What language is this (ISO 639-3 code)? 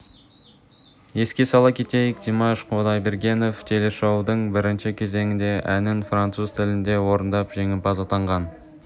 kaz